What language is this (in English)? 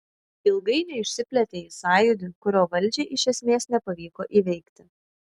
Lithuanian